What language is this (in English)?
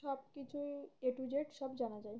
Bangla